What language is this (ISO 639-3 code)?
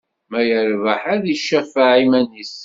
kab